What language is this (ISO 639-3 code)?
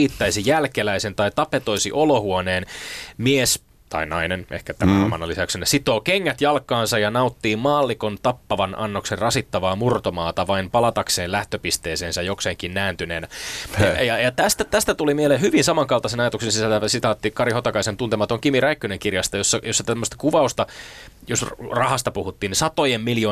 fin